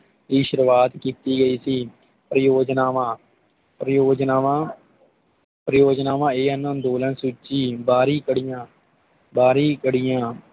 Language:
Punjabi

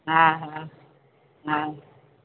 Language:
Sindhi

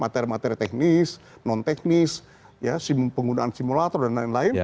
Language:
Indonesian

